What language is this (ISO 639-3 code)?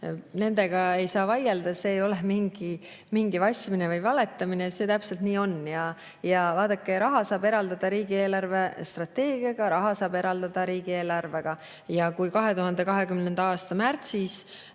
est